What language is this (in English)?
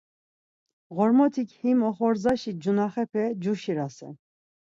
Laz